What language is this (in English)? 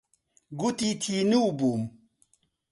Central Kurdish